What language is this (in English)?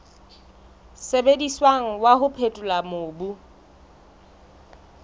Southern Sotho